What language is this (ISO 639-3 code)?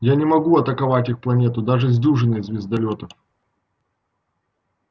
rus